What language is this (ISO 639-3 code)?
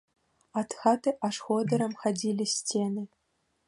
bel